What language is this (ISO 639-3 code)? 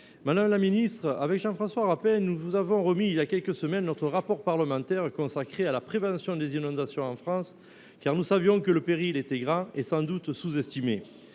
fra